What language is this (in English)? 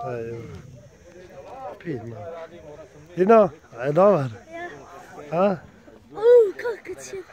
Spanish